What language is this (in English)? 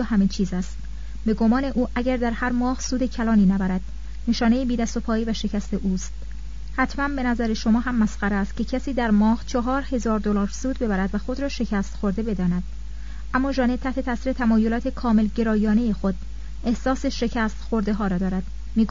Persian